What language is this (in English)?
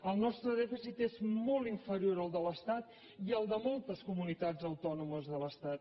Catalan